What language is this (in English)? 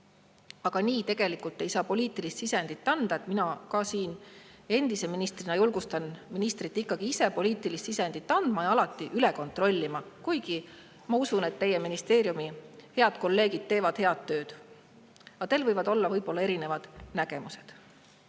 Estonian